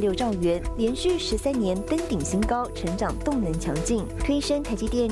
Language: Chinese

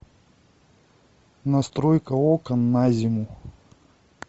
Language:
Russian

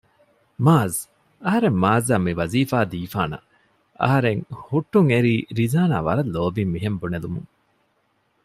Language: Divehi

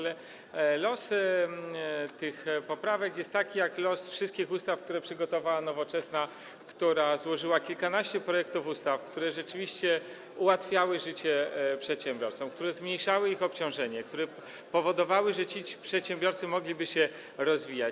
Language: Polish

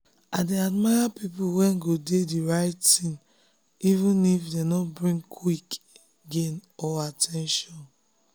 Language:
Nigerian Pidgin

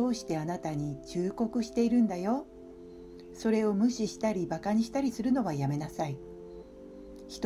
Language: Japanese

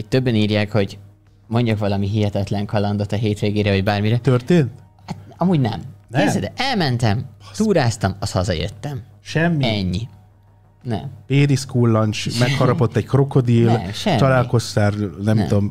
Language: Hungarian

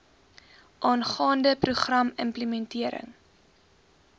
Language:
Afrikaans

